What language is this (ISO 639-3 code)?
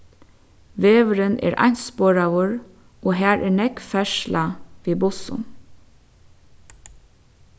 fao